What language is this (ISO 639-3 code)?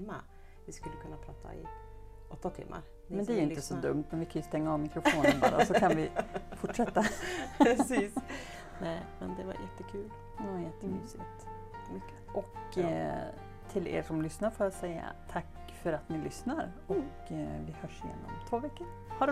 swe